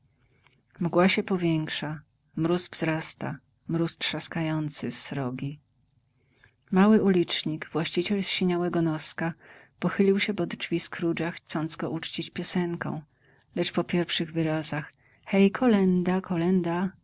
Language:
Polish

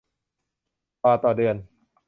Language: Thai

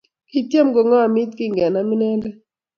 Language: Kalenjin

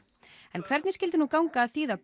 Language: Icelandic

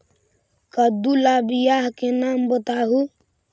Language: Magahi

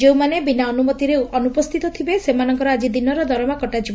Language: Odia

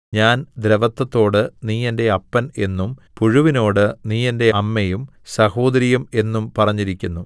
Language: Malayalam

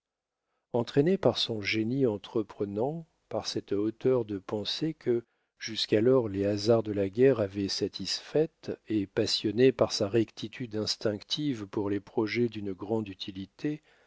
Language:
French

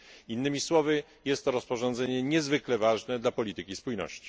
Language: Polish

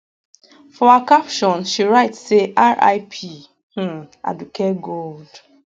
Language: Nigerian Pidgin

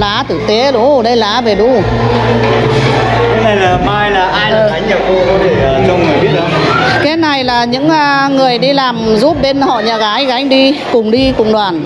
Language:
Vietnamese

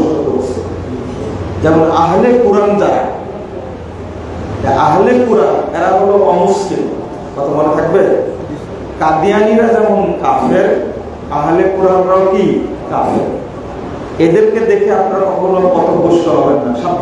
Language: Indonesian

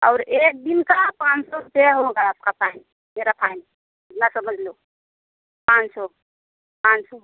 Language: Hindi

